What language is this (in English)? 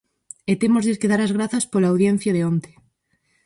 Galician